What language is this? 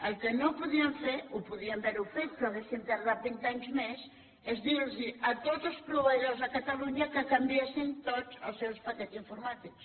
Catalan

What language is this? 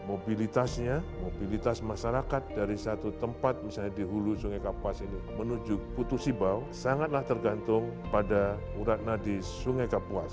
Indonesian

